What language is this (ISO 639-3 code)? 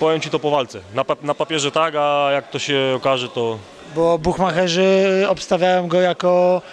pol